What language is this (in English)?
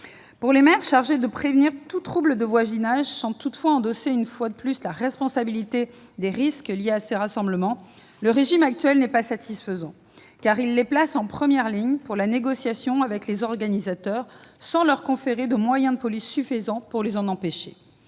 French